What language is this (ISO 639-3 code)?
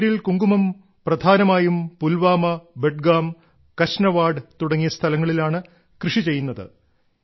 mal